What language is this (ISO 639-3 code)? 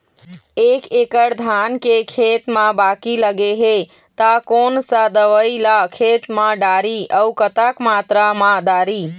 hne